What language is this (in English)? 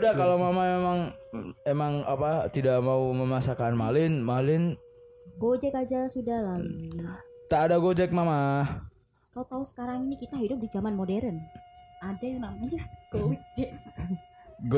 Indonesian